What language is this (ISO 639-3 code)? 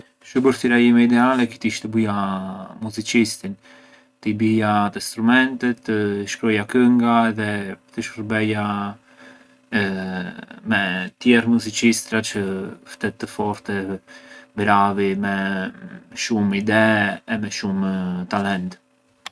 aae